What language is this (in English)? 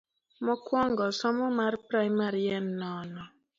Luo (Kenya and Tanzania)